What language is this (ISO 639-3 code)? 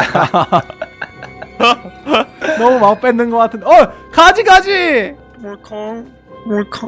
kor